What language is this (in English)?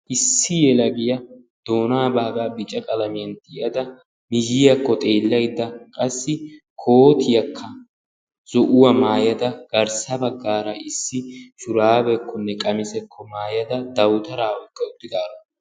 Wolaytta